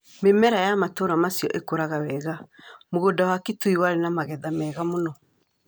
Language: Kikuyu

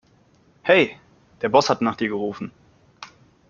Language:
German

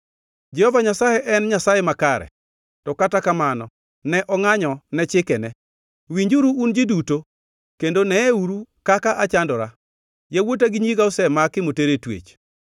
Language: Luo (Kenya and Tanzania)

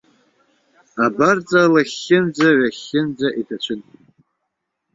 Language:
Abkhazian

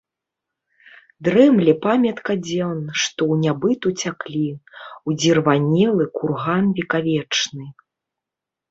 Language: Belarusian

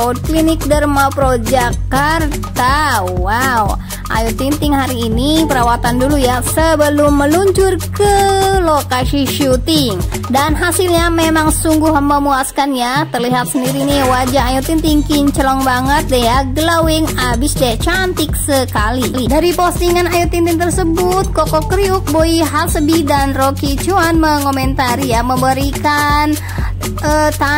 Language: Indonesian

